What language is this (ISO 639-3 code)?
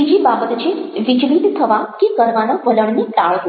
guj